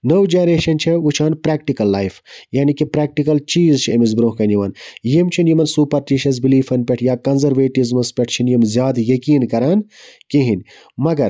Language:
Kashmiri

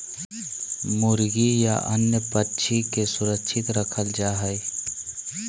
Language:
Magahi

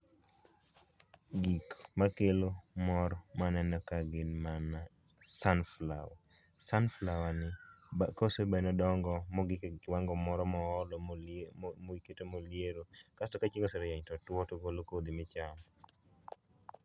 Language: Luo (Kenya and Tanzania)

